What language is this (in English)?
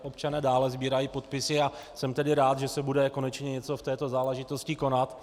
Czech